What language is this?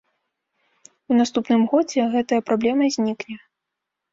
Belarusian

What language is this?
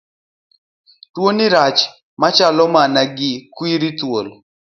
Luo (Kenya and Tanzania)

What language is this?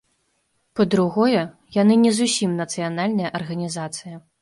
Belarusian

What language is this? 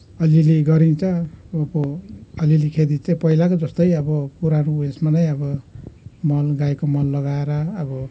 Nepali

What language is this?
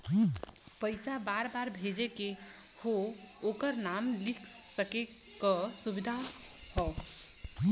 Bhojpuri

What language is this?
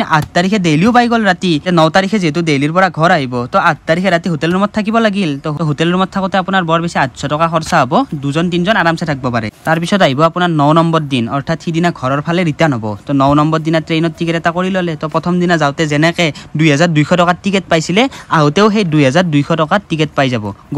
Indonesian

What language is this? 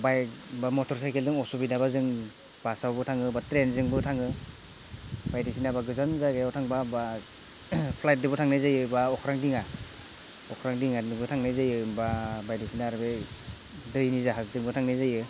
Bodo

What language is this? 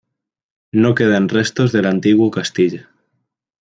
Spanish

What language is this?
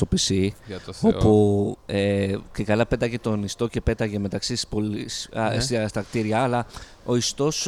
Greek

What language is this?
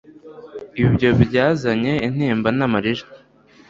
Kinyarwanda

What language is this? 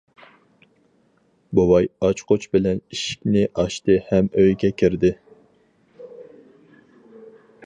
Uyghur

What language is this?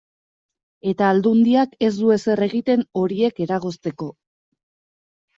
Basque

